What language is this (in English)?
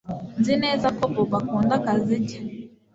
Kinyarwanda